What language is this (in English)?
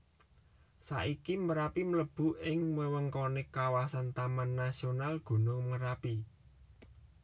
Javanese